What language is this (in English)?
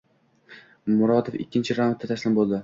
Uzbek